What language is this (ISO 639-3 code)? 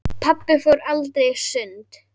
isl